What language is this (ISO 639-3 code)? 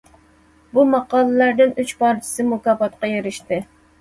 uig